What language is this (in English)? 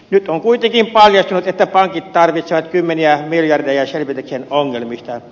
Finnish